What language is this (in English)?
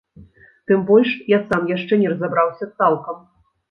Belarusian